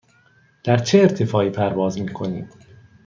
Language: Persian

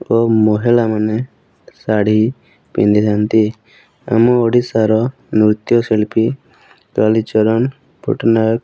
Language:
Odia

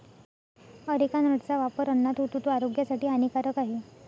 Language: Marathi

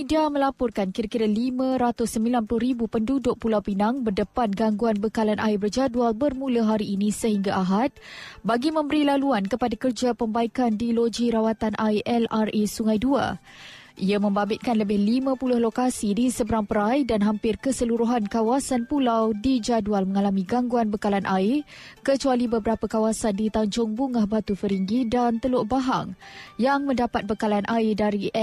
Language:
Malay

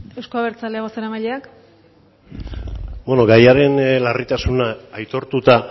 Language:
Basque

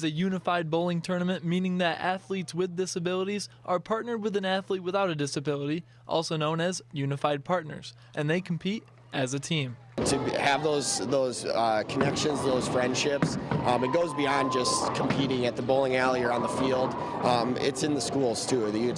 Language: English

